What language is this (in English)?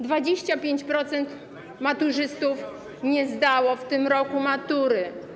Polish